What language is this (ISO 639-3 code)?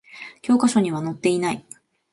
jpn